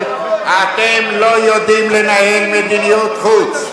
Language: Hebrew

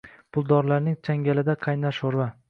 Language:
Uzbek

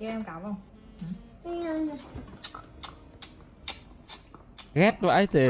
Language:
Vietnamese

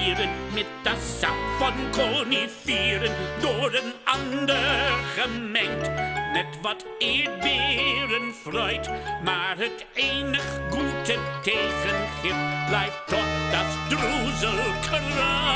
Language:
Dutch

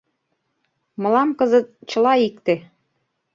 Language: Mari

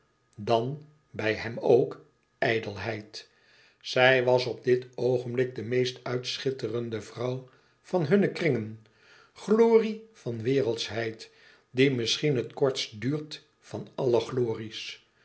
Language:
Dutch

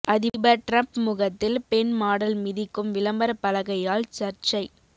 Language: Tamil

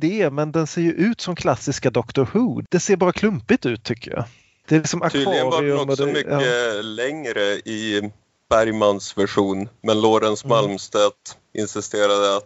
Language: Swedish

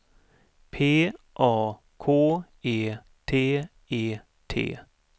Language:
Swedish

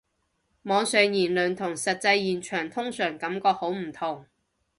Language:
Cantonese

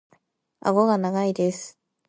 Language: Japanese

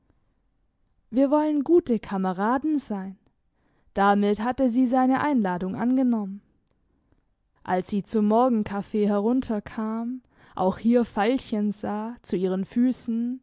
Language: German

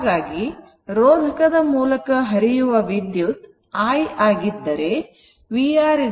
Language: Kannada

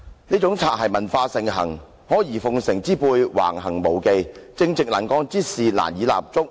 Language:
Cantonese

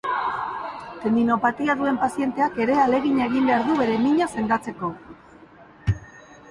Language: Basque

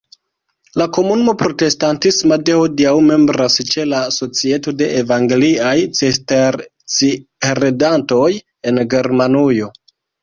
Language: Esperanto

